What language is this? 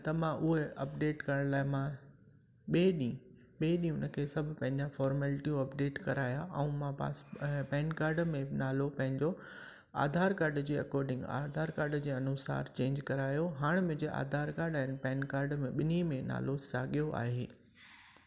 Sindhi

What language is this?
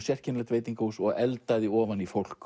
Icelandic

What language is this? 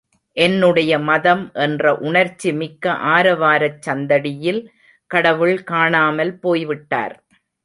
Tamil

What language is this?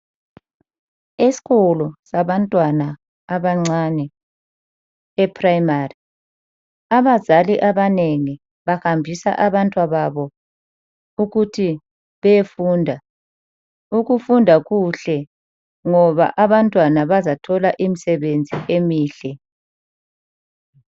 North Ndebele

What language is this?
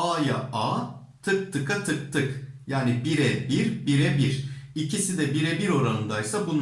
Turkish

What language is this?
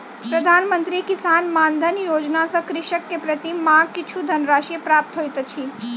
Maithili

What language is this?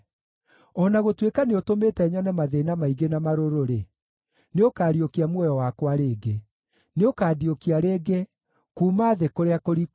Kikuyu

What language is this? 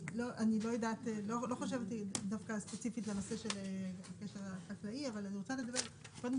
Hebrew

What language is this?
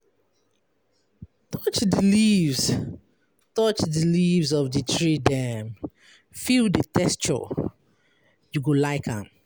Nigerian Pidgin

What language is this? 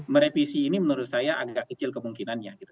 Indonesian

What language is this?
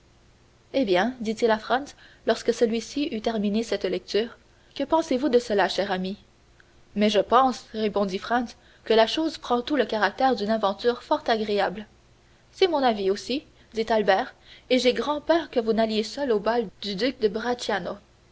French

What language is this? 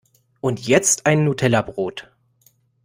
German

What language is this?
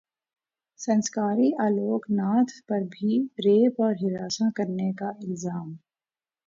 Urdu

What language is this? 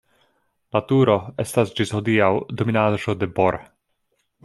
Esperanto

